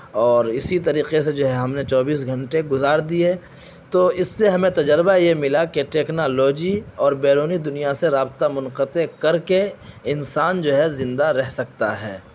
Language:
Urdu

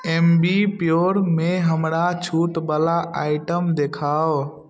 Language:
Maithili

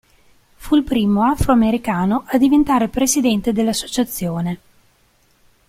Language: Italian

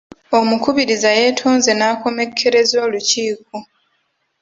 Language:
Ganda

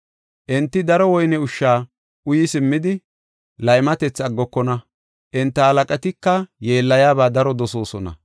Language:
Gofa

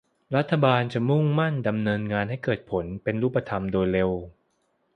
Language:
Thai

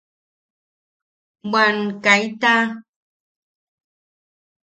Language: Yaqui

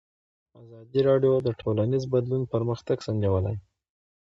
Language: Pashto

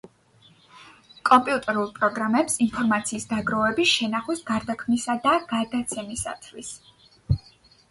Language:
Georgian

